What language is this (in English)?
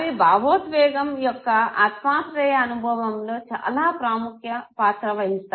Telugu